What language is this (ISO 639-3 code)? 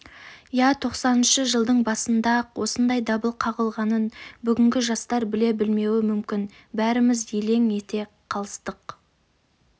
kaz